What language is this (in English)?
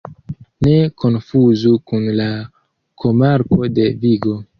Esperanto